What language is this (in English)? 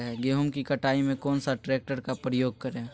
Magahi